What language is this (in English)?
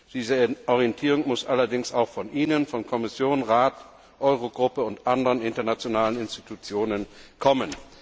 German